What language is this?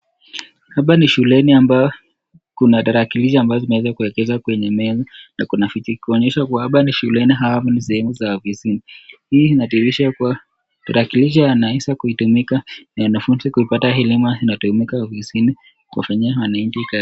Swahili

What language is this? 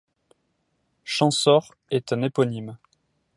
French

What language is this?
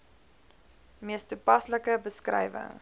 Afrikaans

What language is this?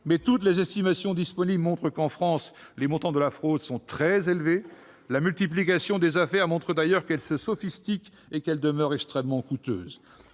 French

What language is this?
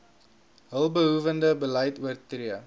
Afrikaans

